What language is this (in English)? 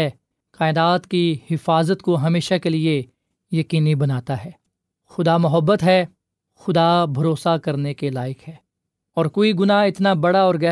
Urdu